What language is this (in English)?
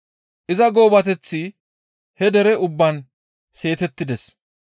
Gamo